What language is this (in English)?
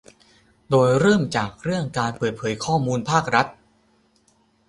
Thai